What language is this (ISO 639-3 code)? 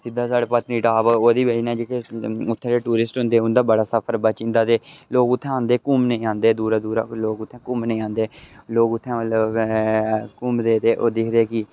doi